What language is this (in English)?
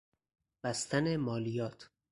Persian